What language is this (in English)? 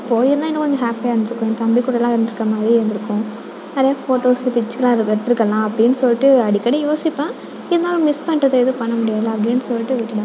Tamil